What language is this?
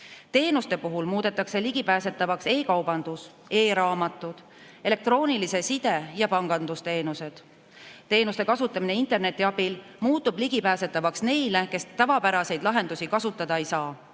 Estonian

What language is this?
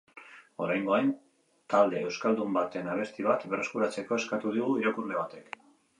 Basque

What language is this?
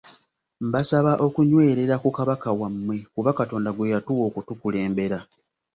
Ganda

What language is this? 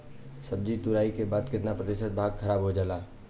Bhojpuri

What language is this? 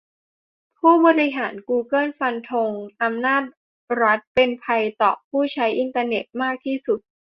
Thai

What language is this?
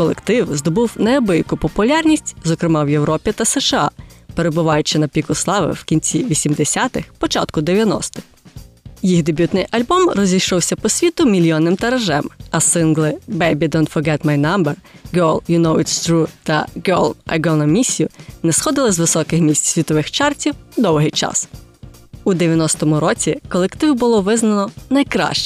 Ukrainian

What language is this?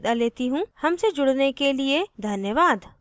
Hindi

